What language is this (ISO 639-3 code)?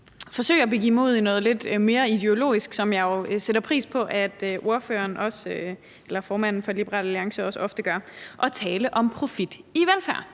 dan